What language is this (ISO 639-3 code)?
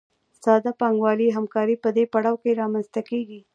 pus